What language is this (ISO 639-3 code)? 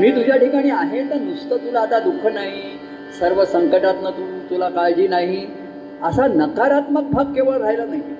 mar